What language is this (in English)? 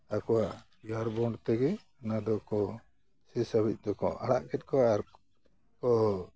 Santali